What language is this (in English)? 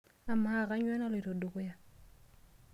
Masai